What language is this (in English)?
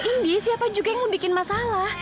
Indonesian